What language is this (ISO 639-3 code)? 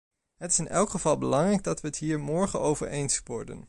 nld